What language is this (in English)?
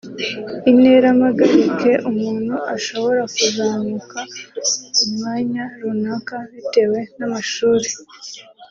Kinyarwanda